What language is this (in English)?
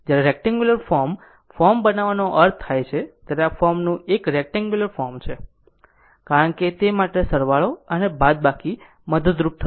Gujarati